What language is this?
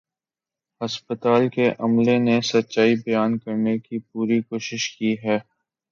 Urdu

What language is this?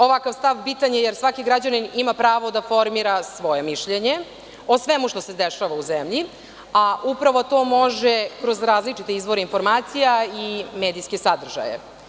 Serbian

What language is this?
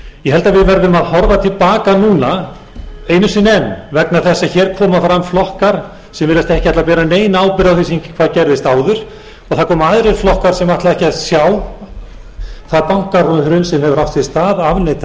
Icelandic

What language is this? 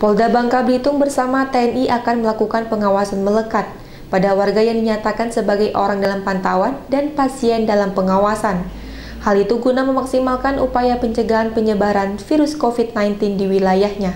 Indonesian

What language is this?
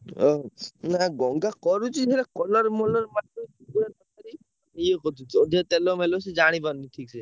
Odia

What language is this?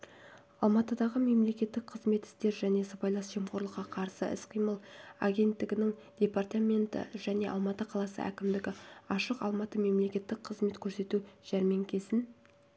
Kazakh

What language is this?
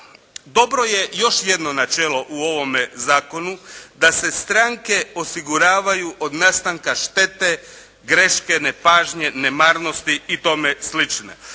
Croatian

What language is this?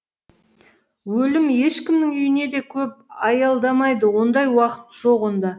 Kazakh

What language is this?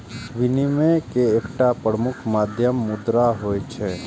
Maithili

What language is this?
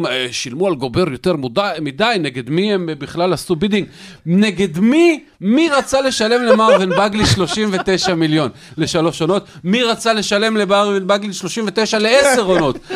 Hebrew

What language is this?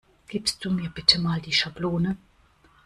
German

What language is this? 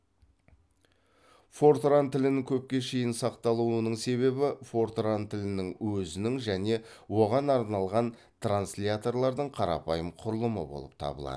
Kazakh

